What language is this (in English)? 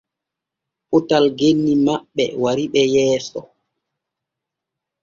Borgu Fulfulde